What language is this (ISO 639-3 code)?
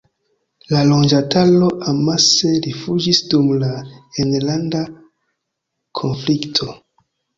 epo